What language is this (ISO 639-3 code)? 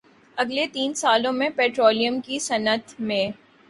urd